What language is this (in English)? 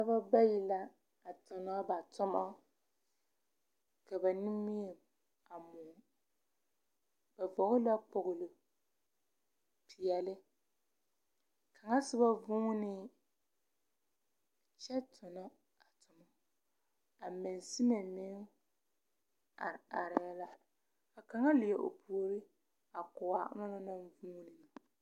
Southern Dagaare